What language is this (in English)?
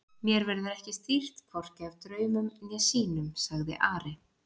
Icelandic